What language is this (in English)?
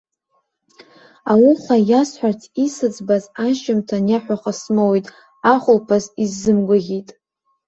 Abkhazian